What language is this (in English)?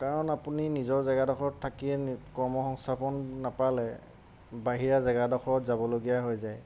Assamese